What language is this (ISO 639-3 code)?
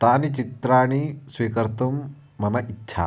san